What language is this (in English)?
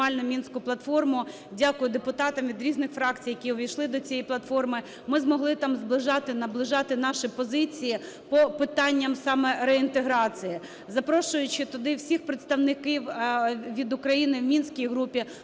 Ukrainian